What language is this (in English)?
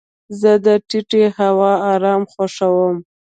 Pashto